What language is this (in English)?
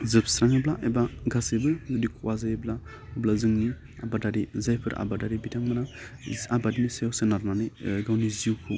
Bodo